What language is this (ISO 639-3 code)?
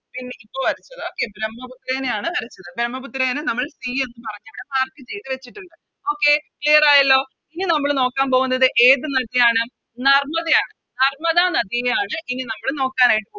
mal